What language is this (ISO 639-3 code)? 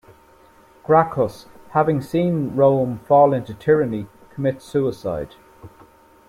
eng